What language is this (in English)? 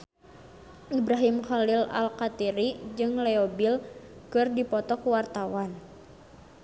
Sundanese